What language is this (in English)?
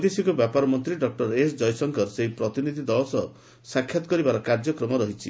Odia